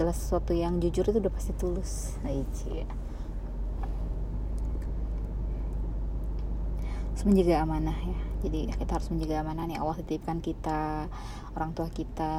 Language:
Indonesian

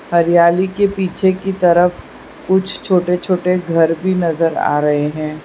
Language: Hindi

